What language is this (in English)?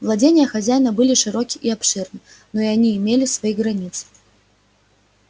Russian